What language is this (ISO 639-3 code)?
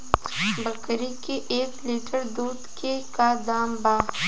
bho